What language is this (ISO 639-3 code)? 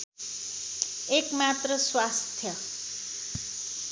nep